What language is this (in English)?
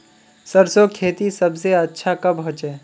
Magahi